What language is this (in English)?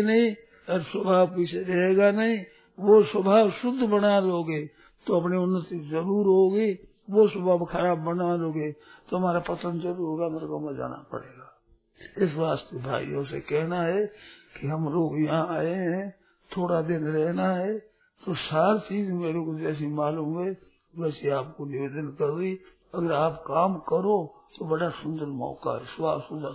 Hindi